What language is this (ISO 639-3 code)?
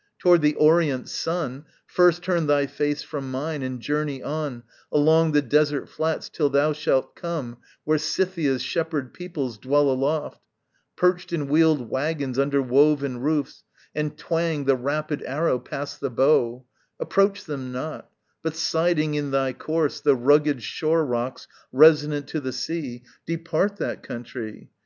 eng